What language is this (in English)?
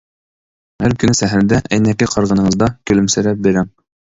Uyghur